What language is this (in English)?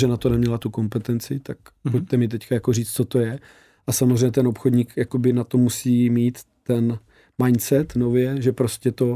Czech